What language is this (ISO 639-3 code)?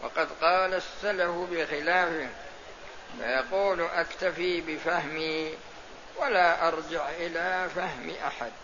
ara